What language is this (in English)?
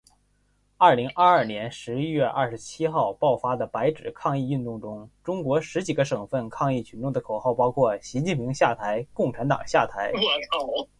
Chinese